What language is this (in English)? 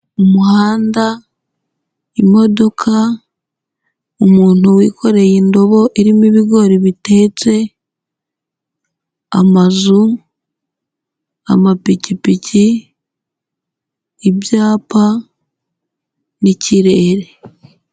Kinyarwanda